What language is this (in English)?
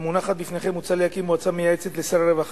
Hebrew